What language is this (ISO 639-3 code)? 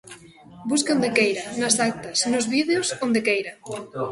glg